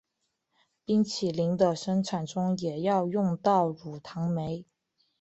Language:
Chinese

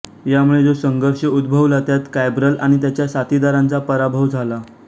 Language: Marathi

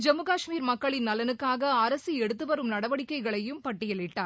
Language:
Tamil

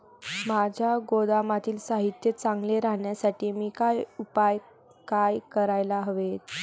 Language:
Marathi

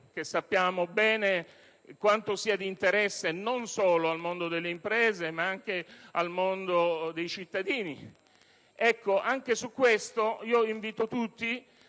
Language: Italian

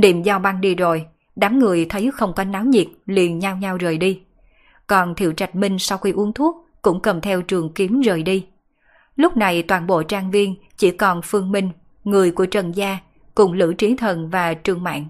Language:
Vietnamese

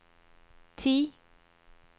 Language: Norwegian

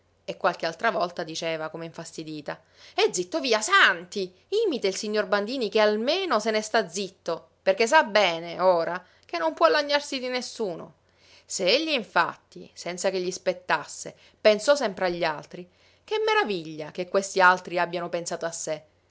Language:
Italian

